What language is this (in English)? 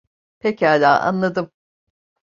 Turkish